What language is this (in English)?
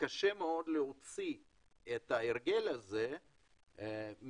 Hebrew